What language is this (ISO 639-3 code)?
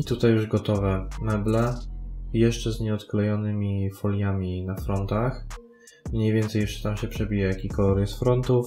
pol